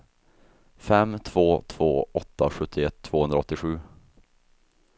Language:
Swedish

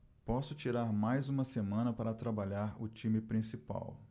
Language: Portuguese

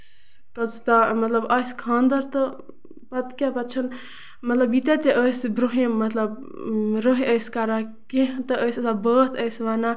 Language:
Kashmiri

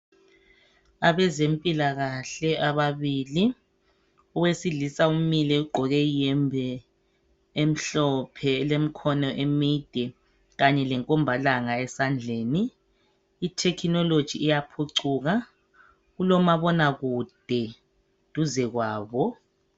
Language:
North Ndebele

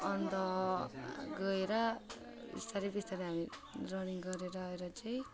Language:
Nepali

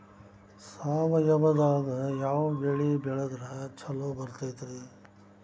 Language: Kannada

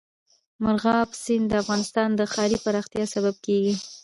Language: Pashto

